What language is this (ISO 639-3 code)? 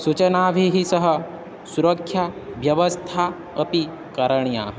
san